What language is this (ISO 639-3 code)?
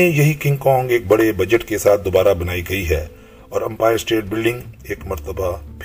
urd